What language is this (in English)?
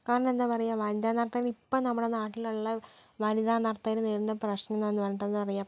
Malayalam